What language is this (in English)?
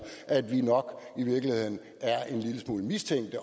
Danish